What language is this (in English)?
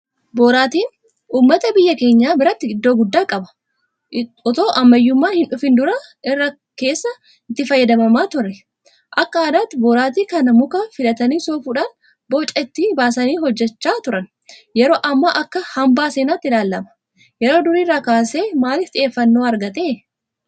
Oromo